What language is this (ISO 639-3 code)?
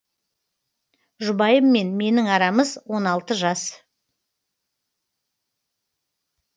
kaz